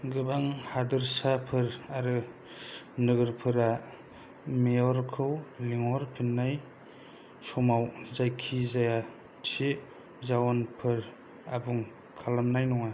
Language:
Bodo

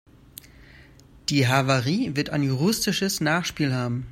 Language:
German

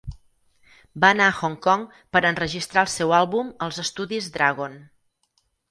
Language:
Catalan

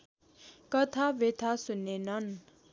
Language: Nepali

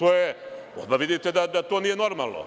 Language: Serbian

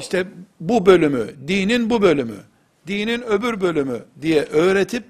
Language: Turkish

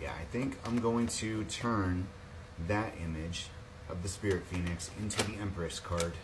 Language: English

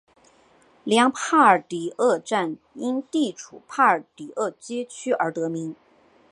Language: Chinese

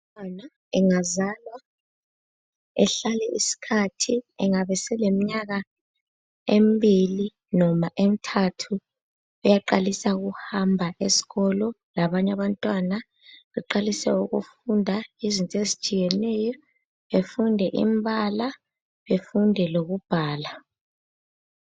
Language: North Ndebele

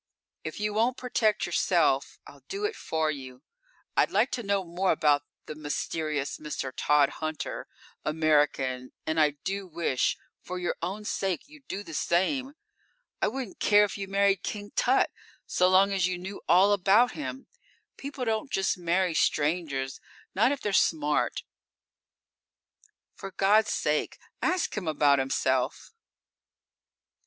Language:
English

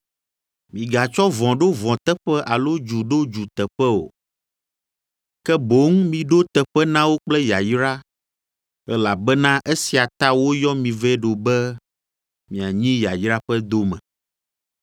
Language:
Ewe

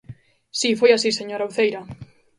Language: Galician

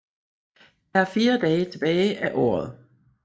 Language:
Danish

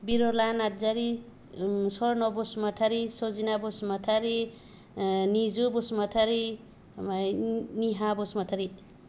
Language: Bodo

